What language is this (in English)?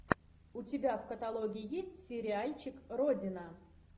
Russian